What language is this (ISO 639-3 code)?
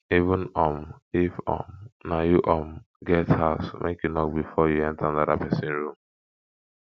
pcm